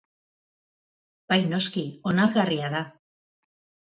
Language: Basque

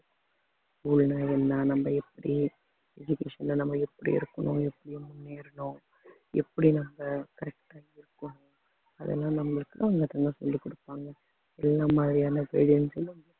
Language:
Tamil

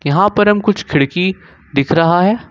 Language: Hindi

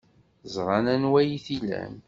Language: Kabyle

